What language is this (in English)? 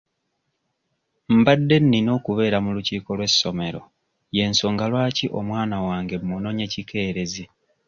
Ganda